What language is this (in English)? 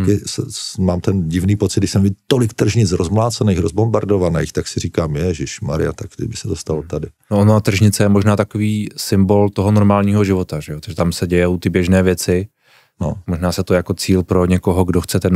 Czech